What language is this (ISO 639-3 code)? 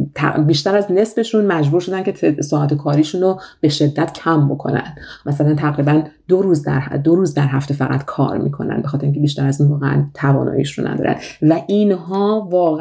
fas